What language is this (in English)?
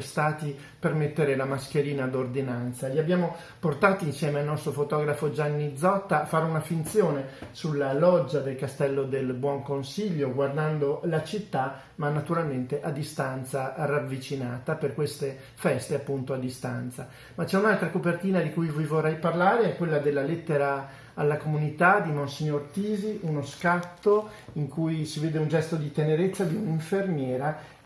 Italian